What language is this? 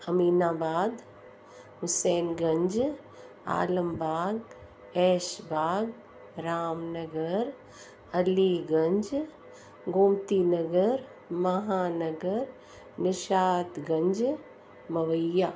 Sindhi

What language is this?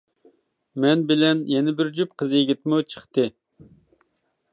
Uyghur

